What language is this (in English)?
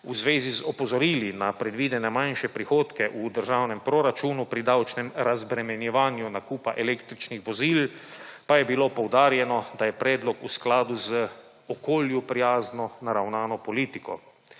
Slovenian